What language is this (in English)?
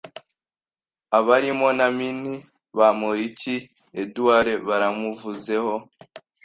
Kinyarwanda